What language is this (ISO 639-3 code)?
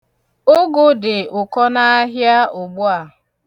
ibo